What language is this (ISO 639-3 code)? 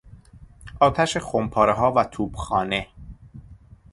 fas